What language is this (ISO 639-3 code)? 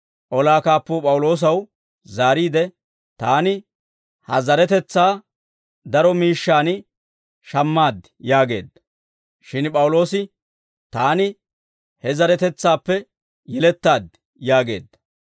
dwr